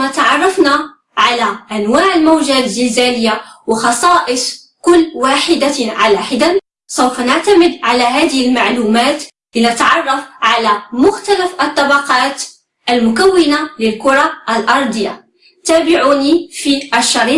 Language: Arabic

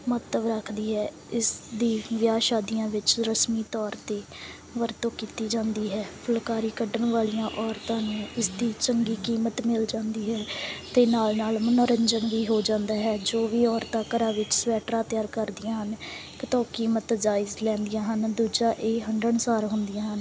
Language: Punjabi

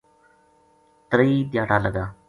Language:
Gujari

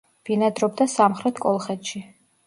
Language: Georgian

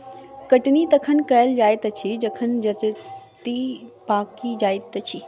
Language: Maithili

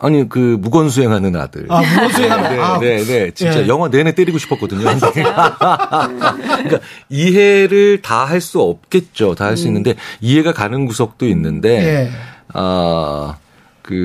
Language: Korean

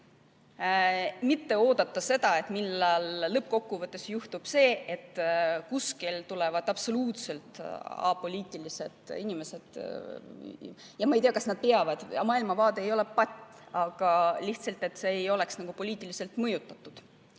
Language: Estonian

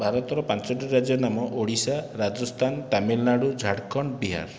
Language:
Odia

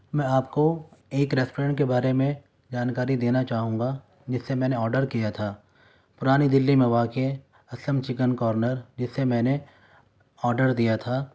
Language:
Urdu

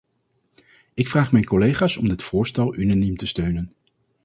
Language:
Dutch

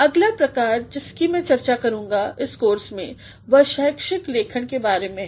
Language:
Hindi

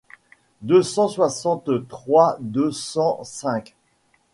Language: French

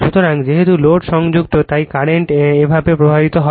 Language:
Bangla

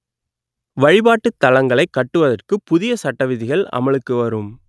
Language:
Tamil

